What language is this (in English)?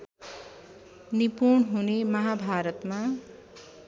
Nepali